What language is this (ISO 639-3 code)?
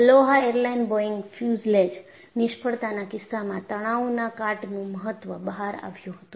guj